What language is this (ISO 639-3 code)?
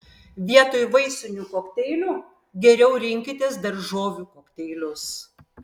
lit